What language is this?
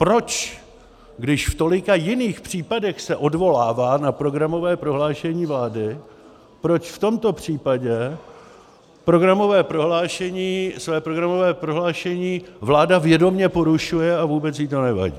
Czech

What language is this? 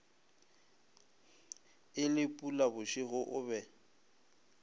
Northern Sotho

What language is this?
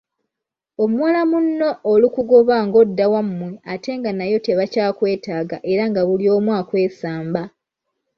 Ganda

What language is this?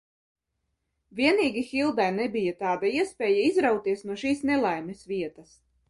Latvian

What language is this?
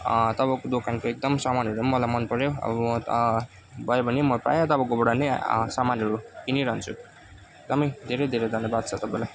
Nepali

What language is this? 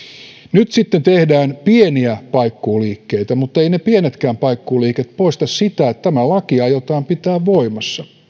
Finnish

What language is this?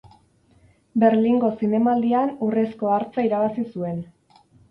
Basque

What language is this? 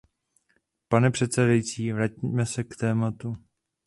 Czech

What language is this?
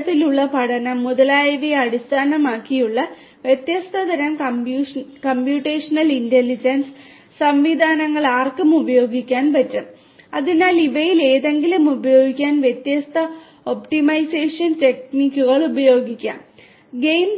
Malayalam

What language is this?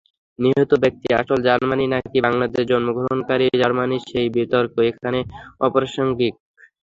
Bangla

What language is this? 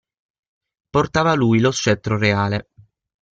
Italian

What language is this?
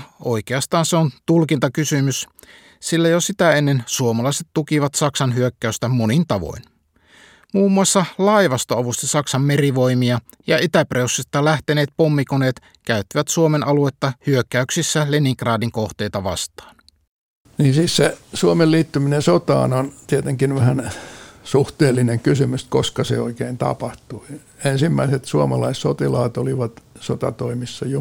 Finnish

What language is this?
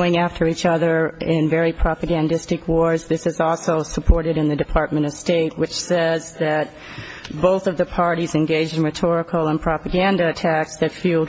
English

